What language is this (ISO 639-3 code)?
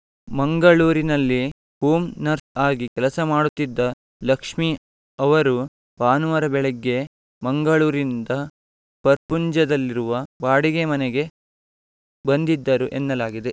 kan